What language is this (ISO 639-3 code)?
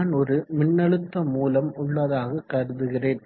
tam